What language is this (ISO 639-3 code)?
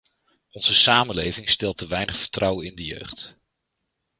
nld